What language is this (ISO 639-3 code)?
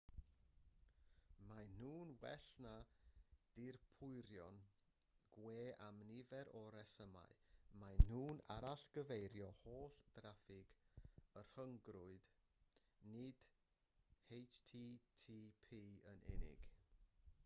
cym